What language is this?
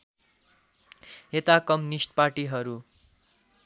Nepali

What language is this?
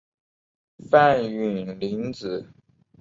Chinese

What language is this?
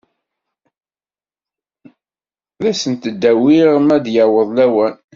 Kabyle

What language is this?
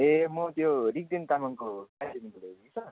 Nepali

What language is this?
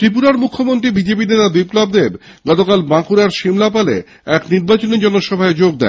Bangla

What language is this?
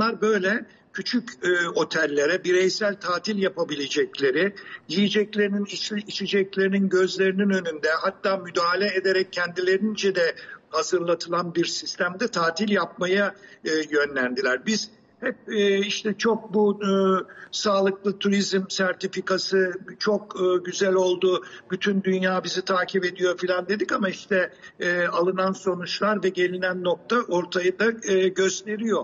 Turkish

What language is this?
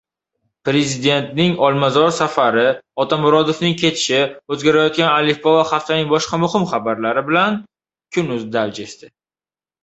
Uzbek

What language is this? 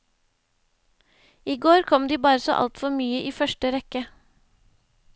Norwegian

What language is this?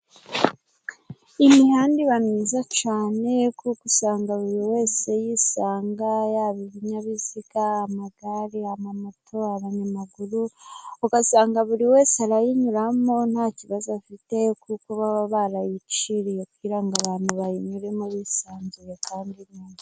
Kinyarwanda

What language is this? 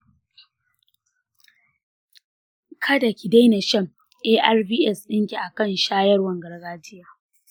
Hausa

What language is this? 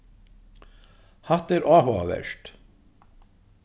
Faroese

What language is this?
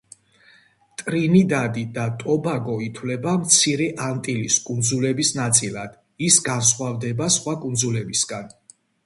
Georgian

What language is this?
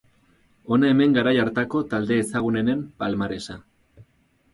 Basque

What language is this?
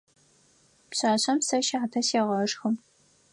Adyghe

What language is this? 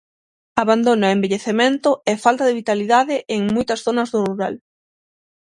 Galician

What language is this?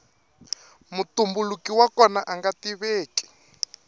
Tsonga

